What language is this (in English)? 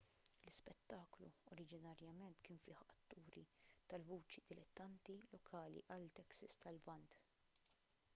Maltese